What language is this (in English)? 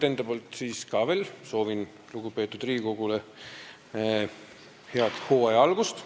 Estonian